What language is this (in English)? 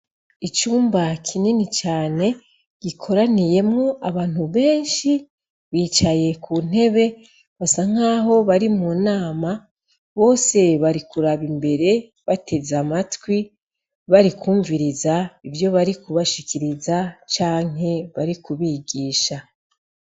Rundi